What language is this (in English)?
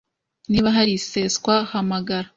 Kinyarwanda